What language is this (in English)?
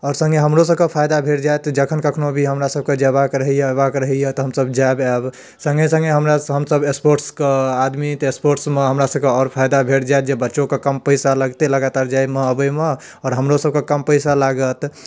Maithili